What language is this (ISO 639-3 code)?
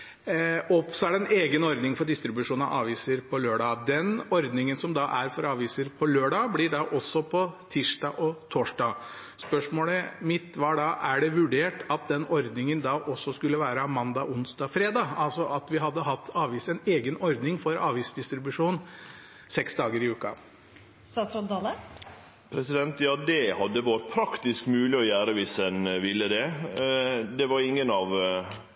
nor